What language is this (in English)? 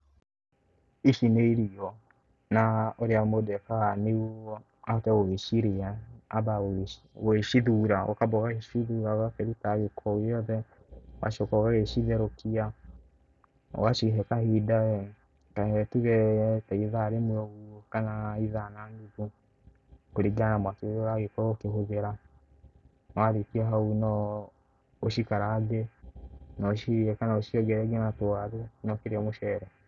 Kikuyu